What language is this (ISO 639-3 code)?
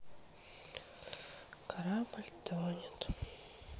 rus